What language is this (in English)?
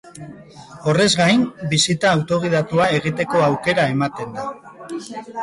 Basque